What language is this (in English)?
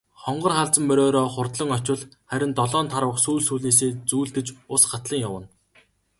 Mongolian